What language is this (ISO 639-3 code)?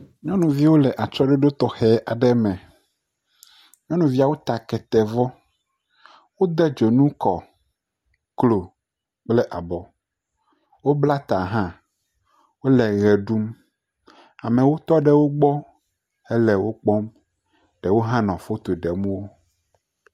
ewe